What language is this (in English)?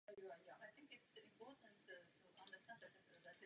Czech